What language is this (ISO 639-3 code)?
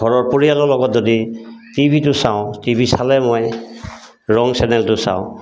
asm